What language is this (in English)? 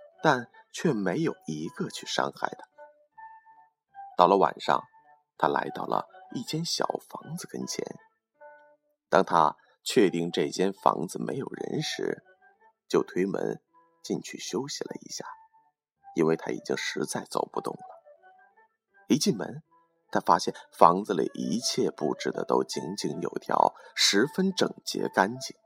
Chinese